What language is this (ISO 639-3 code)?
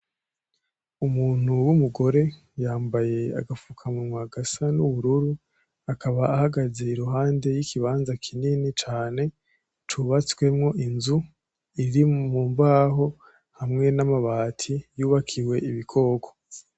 run